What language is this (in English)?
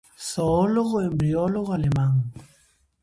Galician